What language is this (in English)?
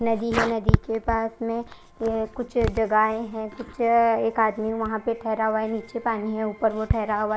Hindi